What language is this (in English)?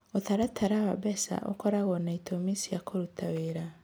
Kikuyu